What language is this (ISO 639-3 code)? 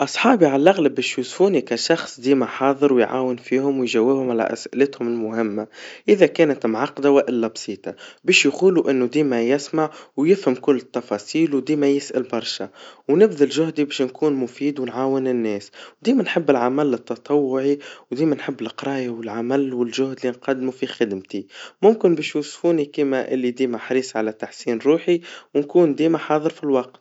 aeb